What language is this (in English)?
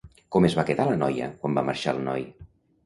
Catalan